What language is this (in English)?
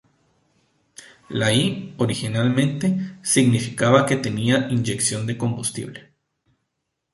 Spanish